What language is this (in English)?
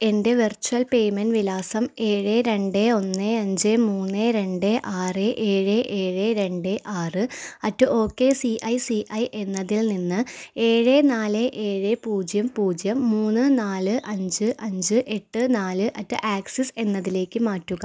Malayalam